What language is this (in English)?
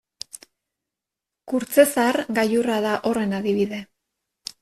Basque